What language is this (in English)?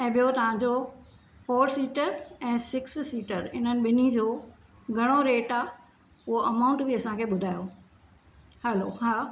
Sindhi